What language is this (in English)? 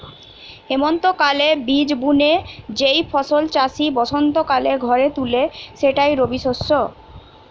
Bangla